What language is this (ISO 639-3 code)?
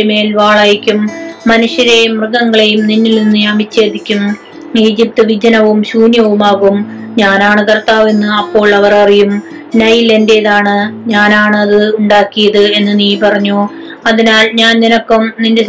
mal